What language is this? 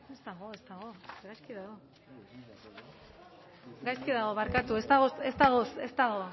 Basque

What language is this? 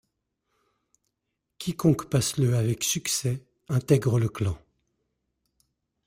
French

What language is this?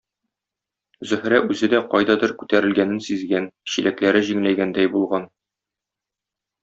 Tatar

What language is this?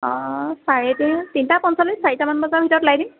Assamese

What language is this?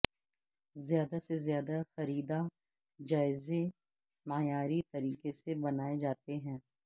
Urdu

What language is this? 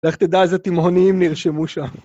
Hebrew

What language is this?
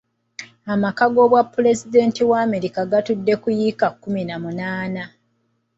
Ganda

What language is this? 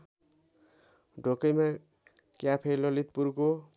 Nepali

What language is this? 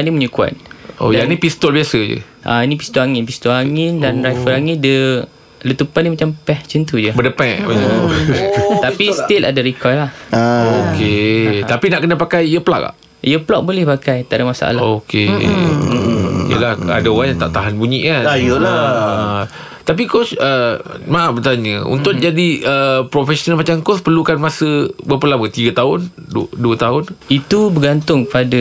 Malay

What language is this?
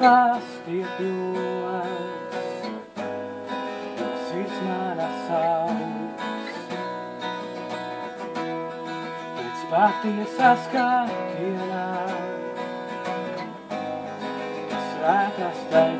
Latvian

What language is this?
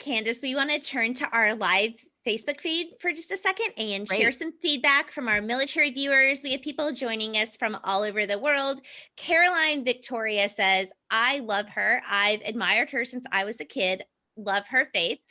English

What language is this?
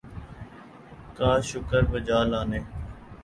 Urdu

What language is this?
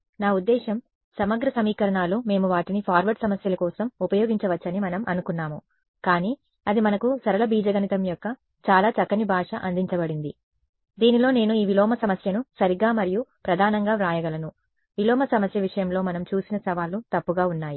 Telugu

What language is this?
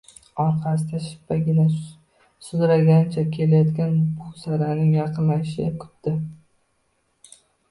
Uzbek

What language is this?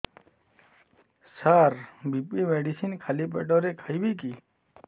Odia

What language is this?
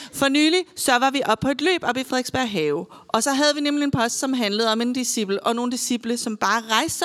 Danish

